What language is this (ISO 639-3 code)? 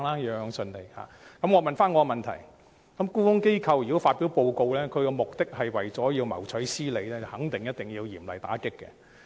yue